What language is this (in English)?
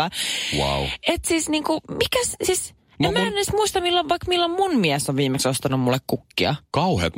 Finnish